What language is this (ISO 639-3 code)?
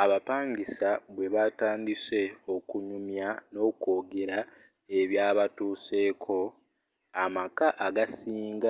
lug